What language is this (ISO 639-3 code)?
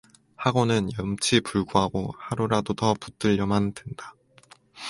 kor